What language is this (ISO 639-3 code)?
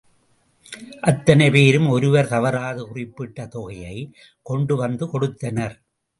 tam